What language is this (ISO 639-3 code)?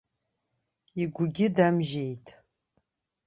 abk